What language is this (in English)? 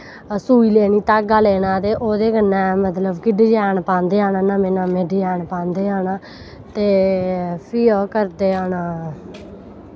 Dogri